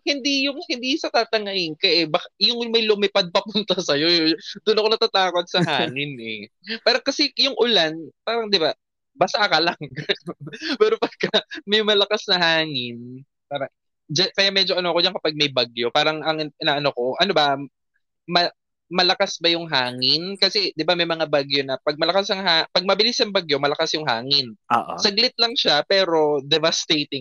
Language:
Filipino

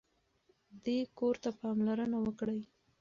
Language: Pashto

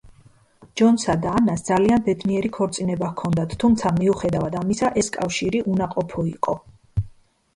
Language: Georgian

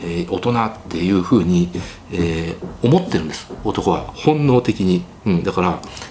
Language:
Japanese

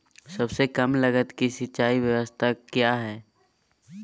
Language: Magahi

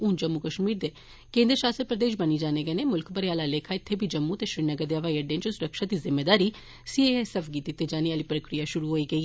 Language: Dogri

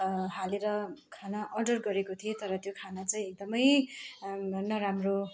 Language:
Nepali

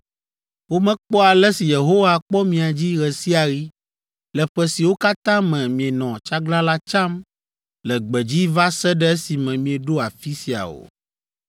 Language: Ewe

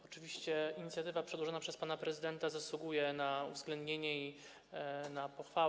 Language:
Polish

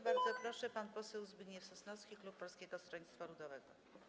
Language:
Polish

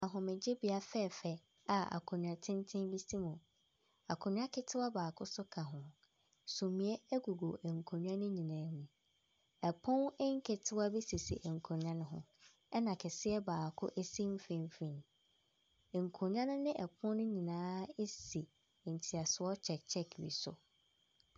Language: Akan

